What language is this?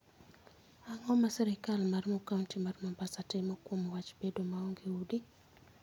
Luo (Kenya and Tanzania)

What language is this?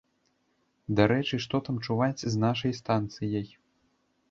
Belarusian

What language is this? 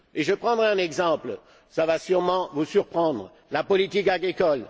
French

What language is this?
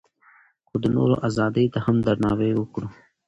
Pashto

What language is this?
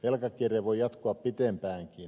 Finnish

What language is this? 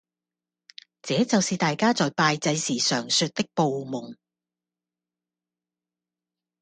Cantonese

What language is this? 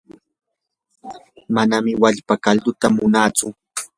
Yanahuanca Pasco Quechua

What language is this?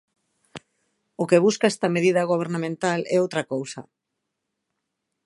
Galician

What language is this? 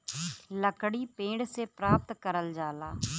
Bhojpuri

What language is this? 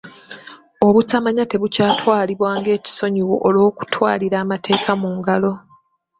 Ganda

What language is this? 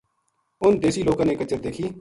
Gujari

